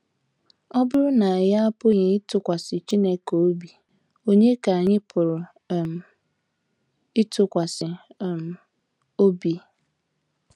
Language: Igbo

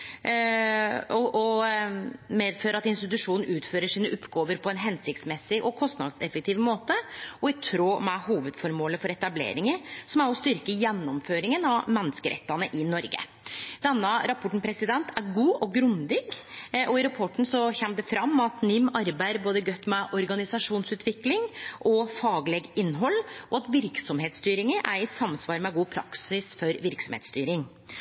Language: Norwegian Nynorsk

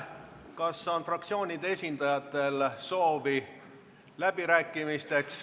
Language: Estonian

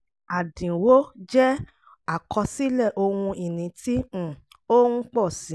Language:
Yoruba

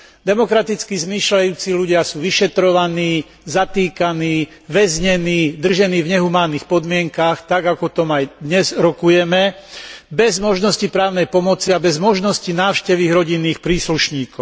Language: Slovak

